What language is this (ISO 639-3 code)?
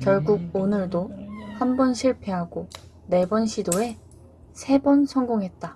kor